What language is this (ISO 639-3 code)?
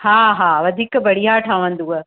snd